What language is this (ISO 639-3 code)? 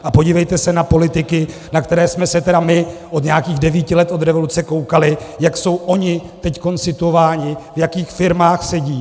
ces